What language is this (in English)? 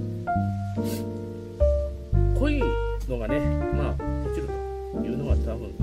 Japanese